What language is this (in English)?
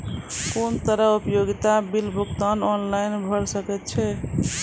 Maithili